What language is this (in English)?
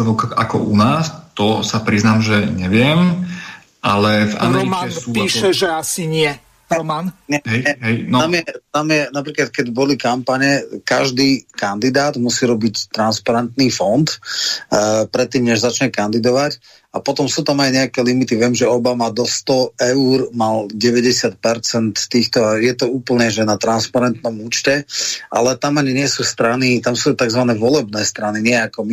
Slovak